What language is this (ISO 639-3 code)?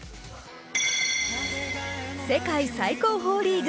jpn